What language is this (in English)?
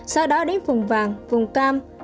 Vietnamese